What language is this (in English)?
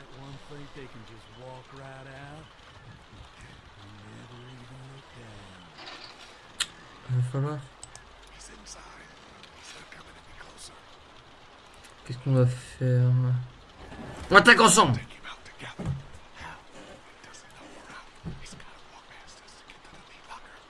French